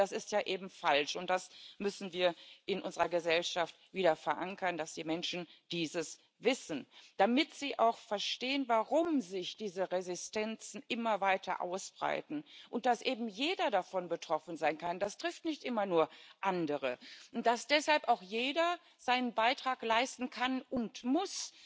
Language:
German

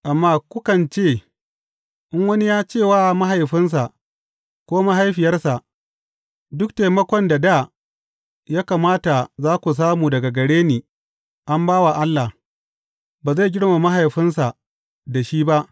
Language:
Hausa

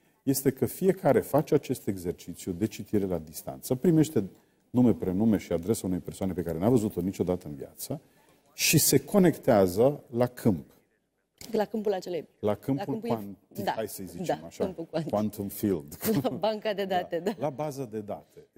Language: Romanian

